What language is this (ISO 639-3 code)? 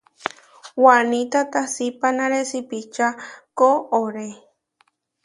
var